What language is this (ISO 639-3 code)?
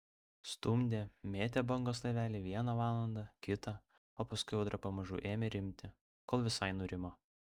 lit